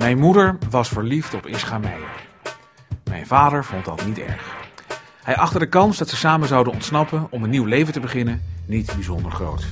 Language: Dutch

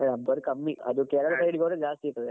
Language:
Kannada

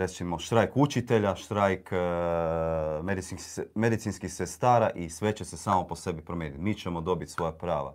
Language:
Croatian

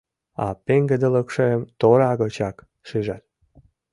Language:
Mari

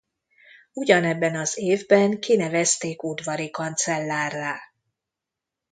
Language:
Hungarian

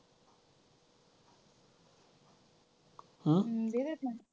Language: Marathi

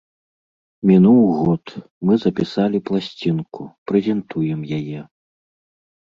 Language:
Belarusian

